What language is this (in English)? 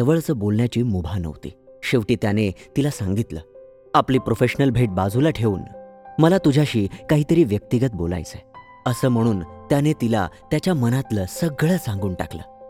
Marathi